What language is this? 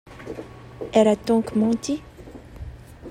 French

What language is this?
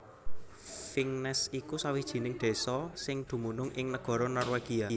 Javanese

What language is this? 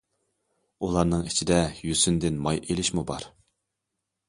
Uyghur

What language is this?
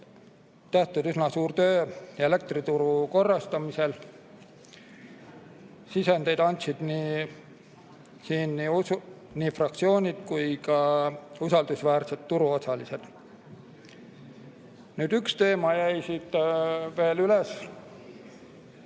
Estonian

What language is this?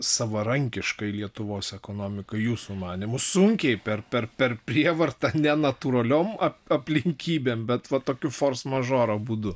Lithuanian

